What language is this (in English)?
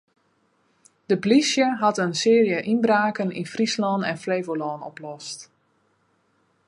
Western Frisian